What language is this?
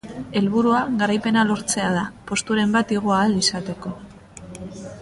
Basque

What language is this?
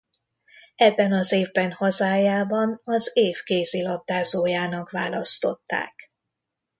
Hungarian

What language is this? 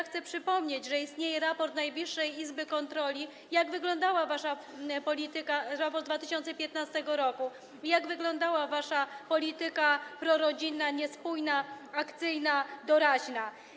Polish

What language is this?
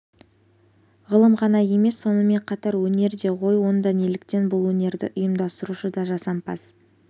Kazakh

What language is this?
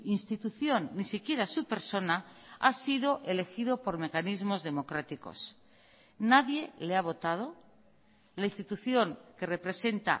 Spanish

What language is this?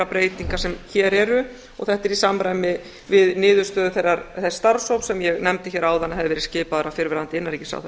Icelandic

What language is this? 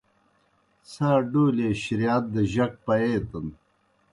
Kohistani Shina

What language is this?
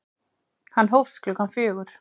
Icelandic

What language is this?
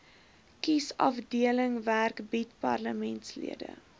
Afrikaans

